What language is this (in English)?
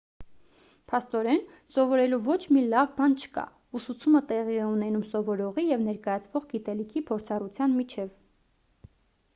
Armenian